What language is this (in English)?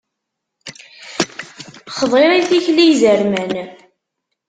Kabyle